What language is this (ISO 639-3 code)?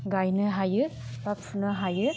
brx